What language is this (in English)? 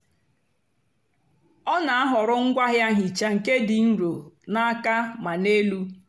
Igbo